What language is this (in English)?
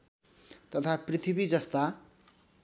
Nepali